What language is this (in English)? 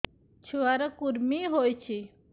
Odia